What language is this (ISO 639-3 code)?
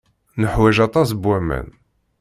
kab